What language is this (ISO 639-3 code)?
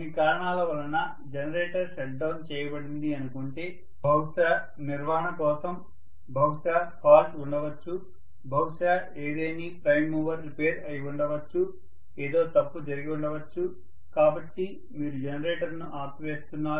tel